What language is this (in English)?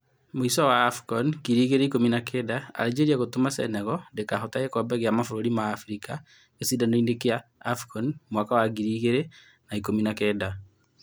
Kikuyu